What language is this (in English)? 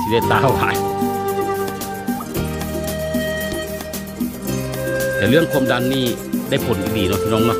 Thai